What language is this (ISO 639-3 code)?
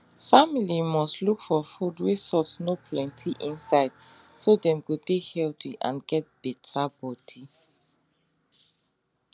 pcm